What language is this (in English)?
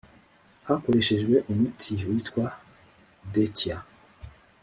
Kinyarwanda